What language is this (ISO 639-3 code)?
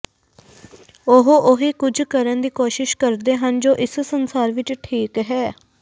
pan